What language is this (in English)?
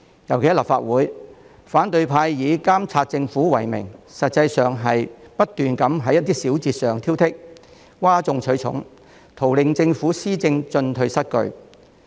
Cantonese